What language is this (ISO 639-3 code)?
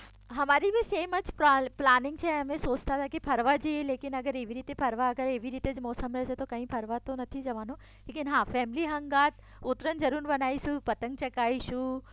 guj